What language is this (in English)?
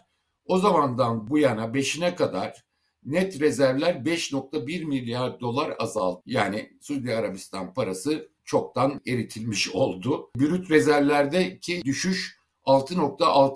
Turkish